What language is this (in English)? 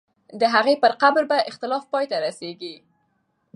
Pashto